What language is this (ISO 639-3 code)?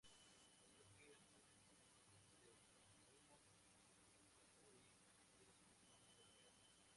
spa